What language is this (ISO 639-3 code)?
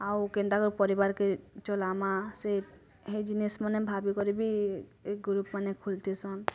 ori